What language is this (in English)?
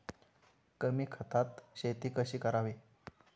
Marathi